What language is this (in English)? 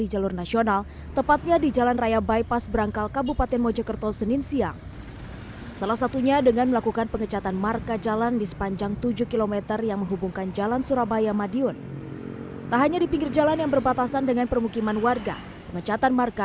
Indonesian